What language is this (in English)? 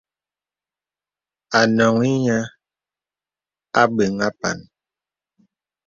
Bebele